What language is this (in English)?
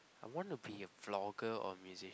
English